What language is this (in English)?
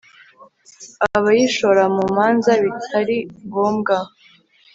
Kinyarwanda